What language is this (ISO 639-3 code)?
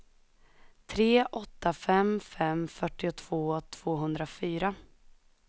swe